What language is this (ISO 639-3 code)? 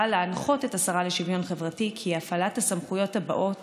heb